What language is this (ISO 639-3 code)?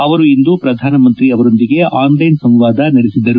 kan